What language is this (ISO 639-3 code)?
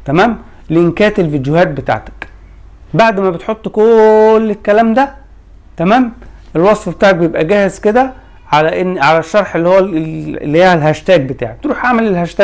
ara